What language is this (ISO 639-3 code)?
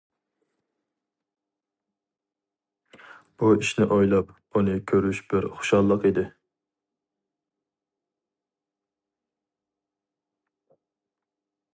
uig